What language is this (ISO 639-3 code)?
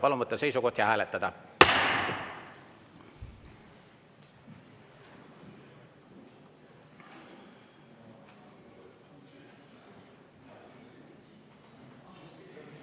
est